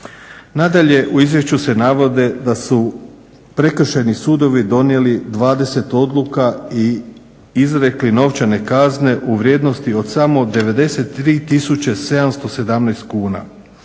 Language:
Croatian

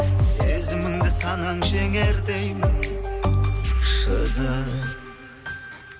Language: Kazakh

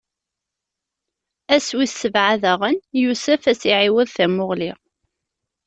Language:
Kabyle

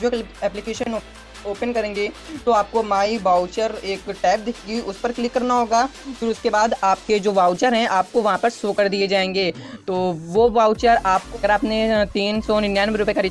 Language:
Hindi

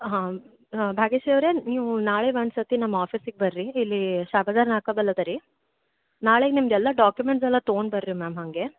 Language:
Kannada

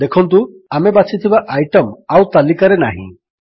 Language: Odia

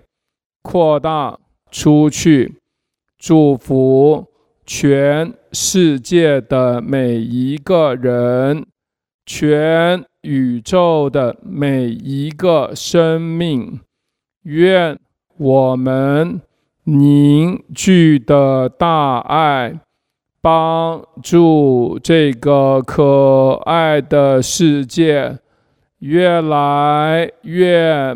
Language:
Chinese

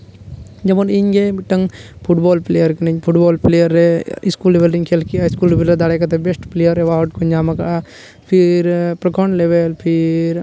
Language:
Santali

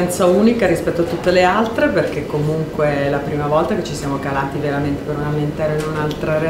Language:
Italian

